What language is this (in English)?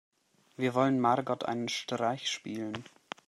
German